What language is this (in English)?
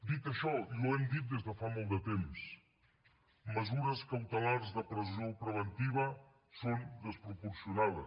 Catalan